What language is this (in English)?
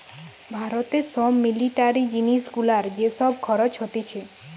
Bangla